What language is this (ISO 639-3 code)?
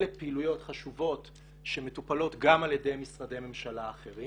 heb